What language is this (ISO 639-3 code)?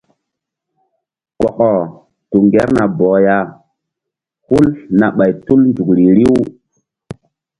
mdd